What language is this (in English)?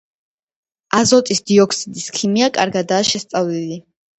Georgian